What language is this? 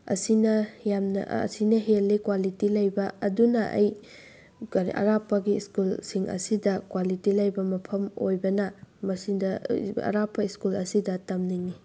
Manipuri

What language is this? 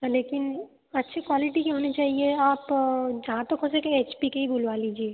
Hindi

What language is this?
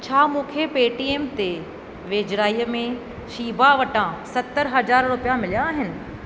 Sindhi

